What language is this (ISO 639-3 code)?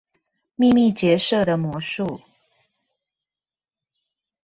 zho